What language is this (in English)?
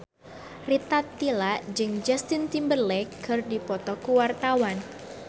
Sundanese